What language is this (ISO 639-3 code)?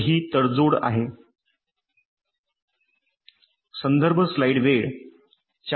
mar